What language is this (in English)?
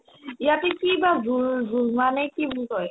Assamese